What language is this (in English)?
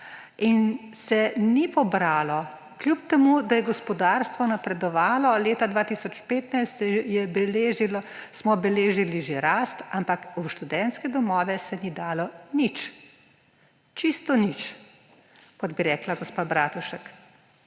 Slovenian